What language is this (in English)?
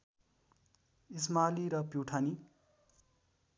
Nepali